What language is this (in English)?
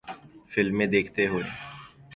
Urdu